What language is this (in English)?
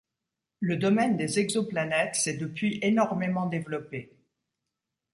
French